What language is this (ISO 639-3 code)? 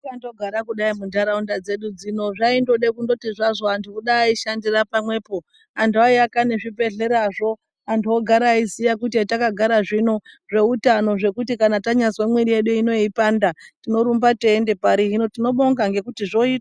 ndc